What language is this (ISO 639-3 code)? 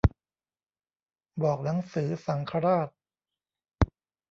tha